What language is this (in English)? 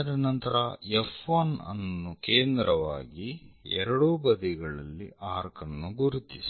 Kannada